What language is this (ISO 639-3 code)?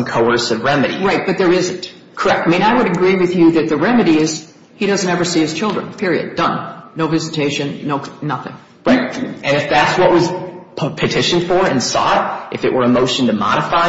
eng